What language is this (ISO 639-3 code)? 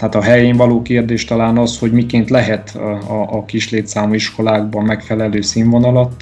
hun